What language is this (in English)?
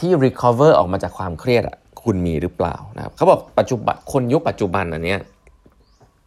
Thai